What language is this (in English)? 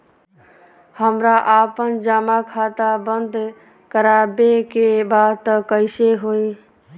Bhojpuri